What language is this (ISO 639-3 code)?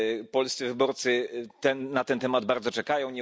pol